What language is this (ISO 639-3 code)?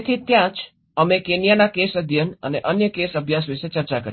guj